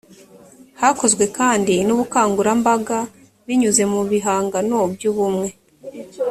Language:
Kinyarwanda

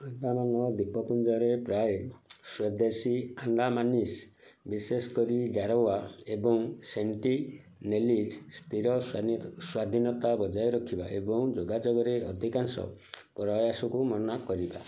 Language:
Odia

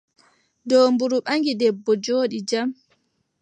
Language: Adamawa Fulfulde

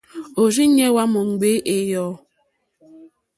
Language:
Mokpwe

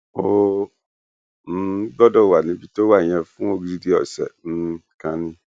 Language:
Yoruba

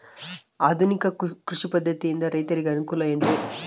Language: Kannada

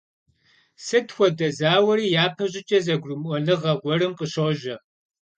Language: Kabardian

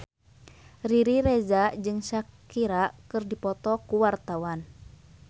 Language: Sundanese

